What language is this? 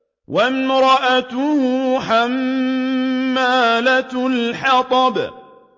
Arabic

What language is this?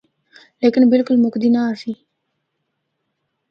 Northern Hindko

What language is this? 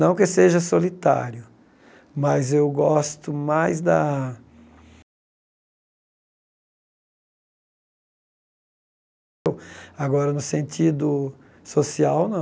Portuguese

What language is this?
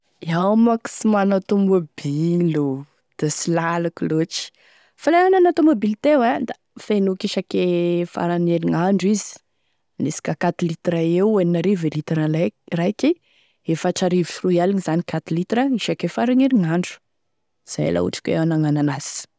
Tesaka Malagasy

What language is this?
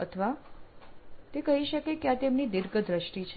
Gujarati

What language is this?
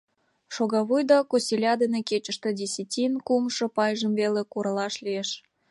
Mari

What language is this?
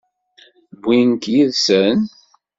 Kabyle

